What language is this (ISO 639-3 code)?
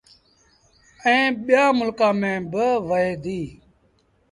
sbn